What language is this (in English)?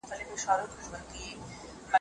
Pashto